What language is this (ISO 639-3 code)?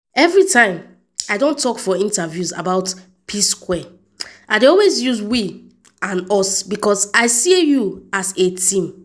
pcm